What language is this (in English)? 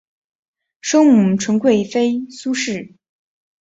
Chinese